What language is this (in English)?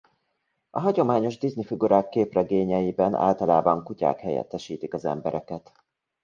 Hungarian